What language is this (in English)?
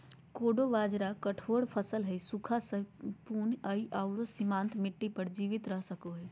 Magahi